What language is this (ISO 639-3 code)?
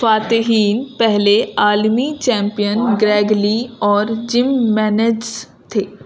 urd